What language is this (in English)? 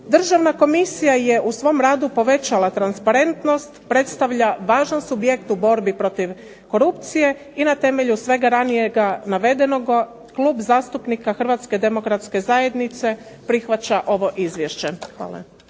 Croatian